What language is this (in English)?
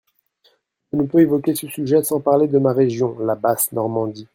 French